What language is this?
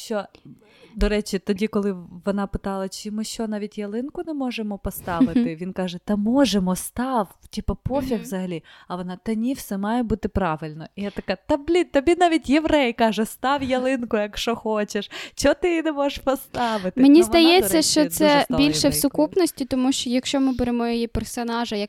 Ukrainian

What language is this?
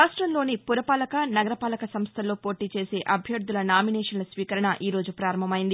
Telugu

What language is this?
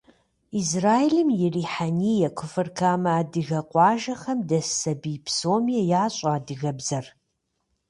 Kabardian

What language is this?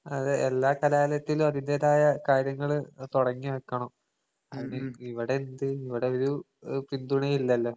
Malayalam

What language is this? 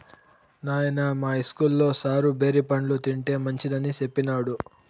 Telugu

